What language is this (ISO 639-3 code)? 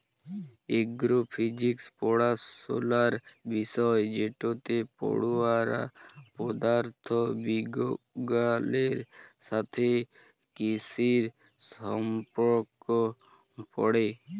ben